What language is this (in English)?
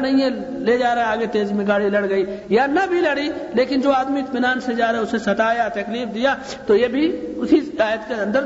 Urdu